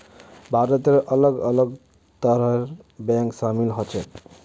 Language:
Magahi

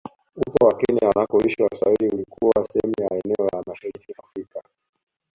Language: Swahili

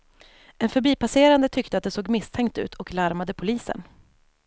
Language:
Swedish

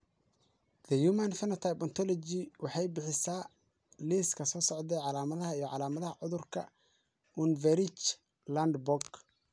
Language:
Somali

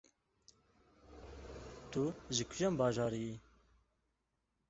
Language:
Kurdish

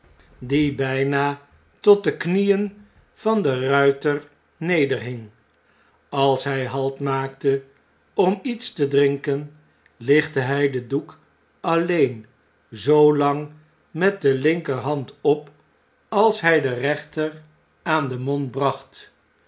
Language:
Dutch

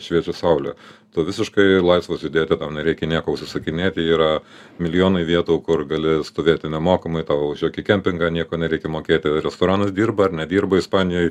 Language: Lithuanian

